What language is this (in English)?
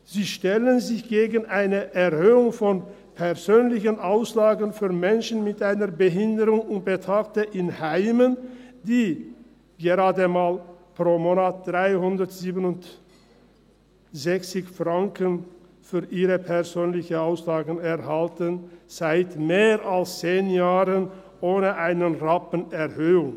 Swiss German